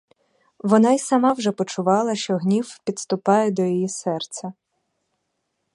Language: Ukrainian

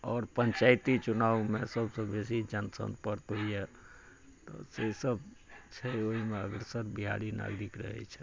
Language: Maithili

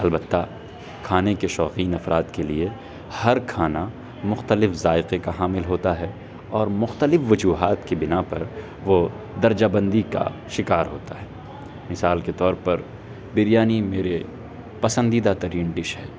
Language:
Urdu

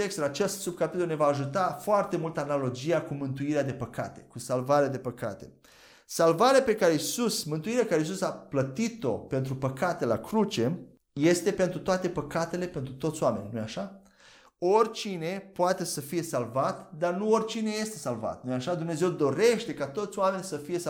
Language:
Romanian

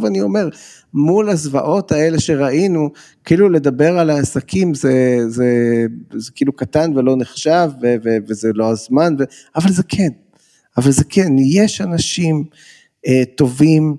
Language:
Hebrew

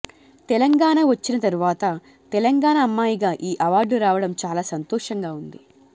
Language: Telugu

